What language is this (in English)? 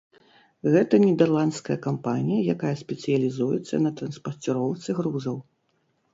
Belarusian